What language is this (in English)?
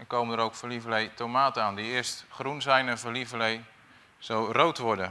Dutch